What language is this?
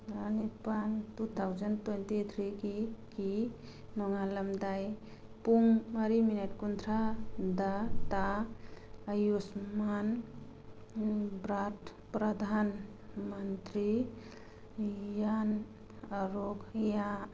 Manipuri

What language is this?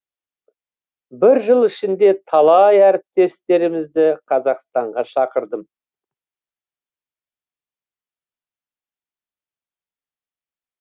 Kazakh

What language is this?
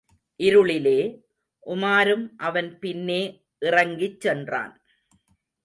Tamil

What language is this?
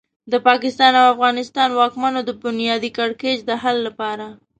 Pashto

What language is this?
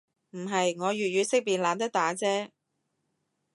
Cantonese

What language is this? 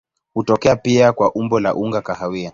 Swahili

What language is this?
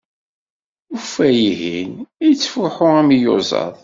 Kabyle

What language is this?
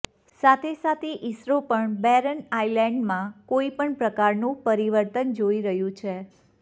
Gujarati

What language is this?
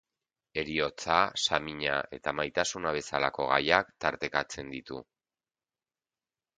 Basque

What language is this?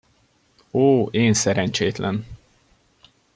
Hungarian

